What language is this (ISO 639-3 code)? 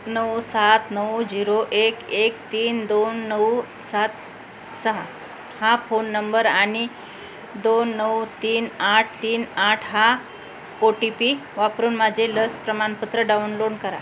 mar